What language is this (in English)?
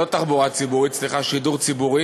Hebrew